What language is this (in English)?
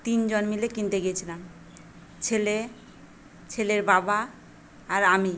Bangla